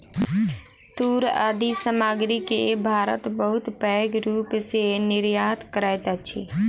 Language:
Maithili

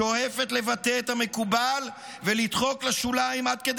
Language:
Hebrew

